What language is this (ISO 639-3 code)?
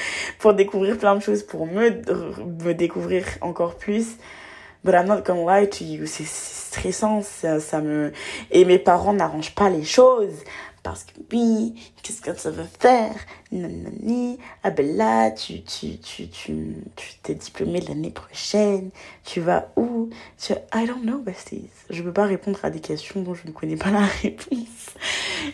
fra